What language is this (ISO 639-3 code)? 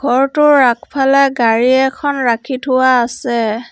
asm